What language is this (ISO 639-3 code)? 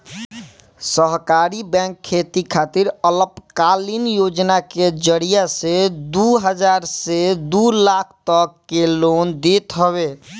bho